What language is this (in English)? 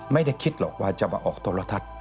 Thai